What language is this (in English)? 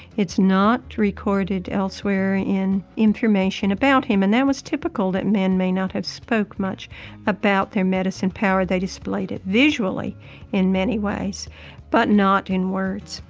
English